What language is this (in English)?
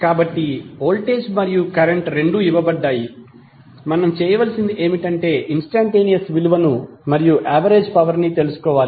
Telugu